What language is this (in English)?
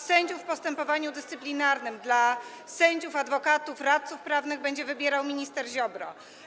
Polish